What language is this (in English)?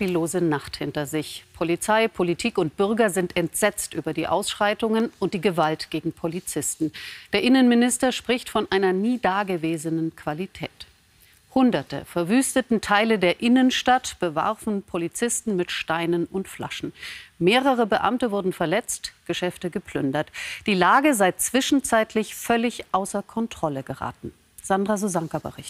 German